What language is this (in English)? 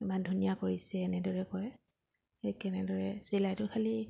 Assamese